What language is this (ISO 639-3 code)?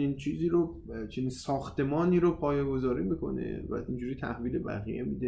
fas